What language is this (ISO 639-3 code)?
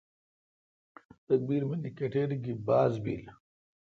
xka